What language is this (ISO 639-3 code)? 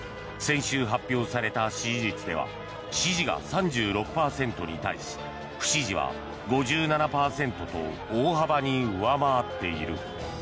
jpn